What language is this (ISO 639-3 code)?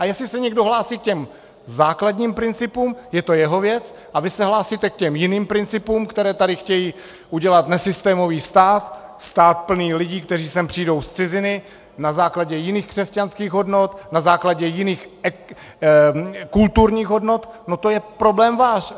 ces